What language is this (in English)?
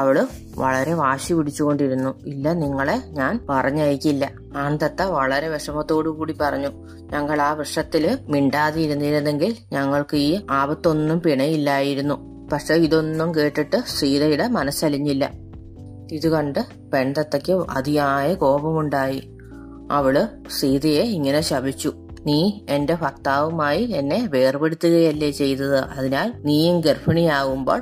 Malayalam